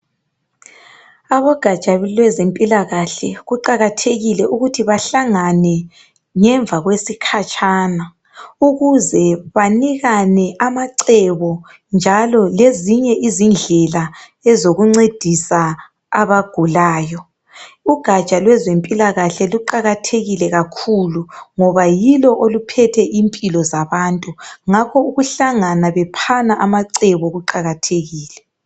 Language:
North Ndebele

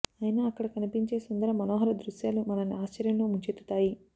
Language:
Telugu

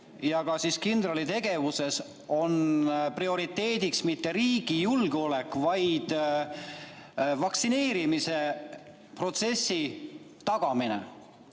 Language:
Estonian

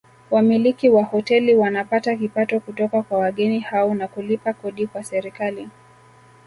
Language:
Swahili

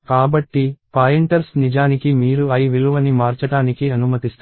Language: Telugu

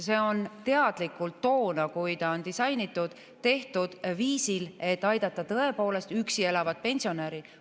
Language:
Estonian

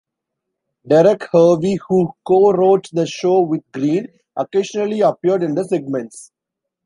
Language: English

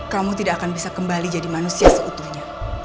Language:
Indonesian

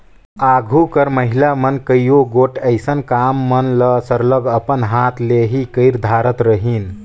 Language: Chhattisgarhi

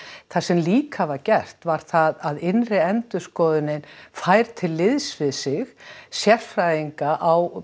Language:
Icelandic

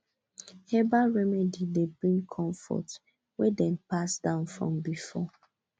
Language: Nigerian Pidgin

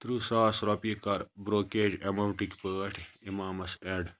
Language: Kashmiri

